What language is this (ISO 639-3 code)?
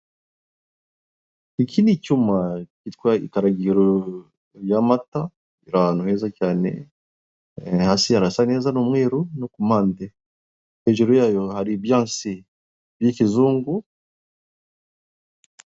kin